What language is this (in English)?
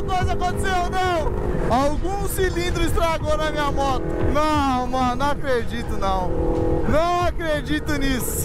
Portuguese